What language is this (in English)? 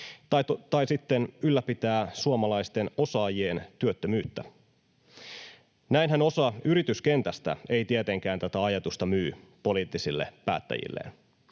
Finnish